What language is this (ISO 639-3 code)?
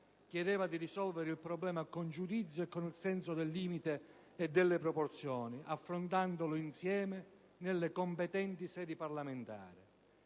ita